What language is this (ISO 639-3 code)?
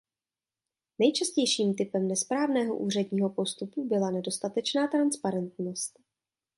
ces